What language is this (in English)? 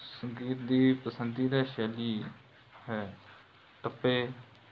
Punjabi